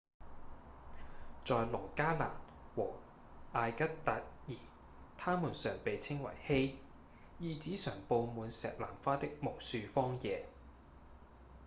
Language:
Cantonese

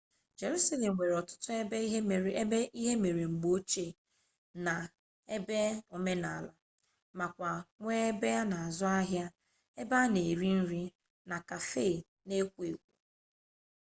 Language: Igbo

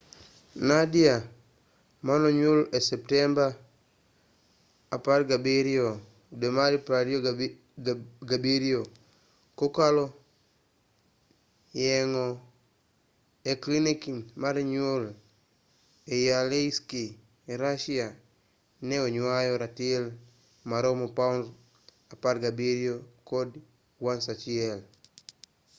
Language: Luo (Kenya and Tanzania)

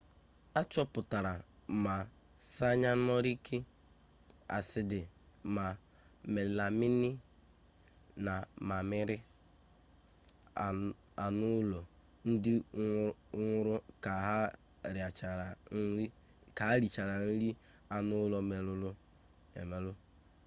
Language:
Igbo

